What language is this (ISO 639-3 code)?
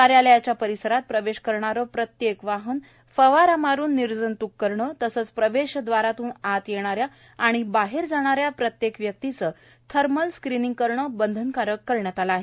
mar